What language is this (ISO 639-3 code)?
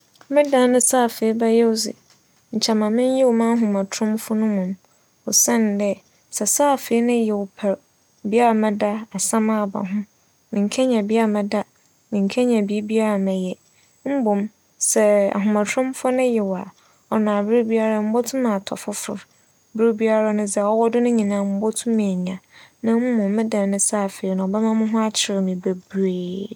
aka